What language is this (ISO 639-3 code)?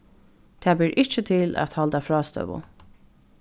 fao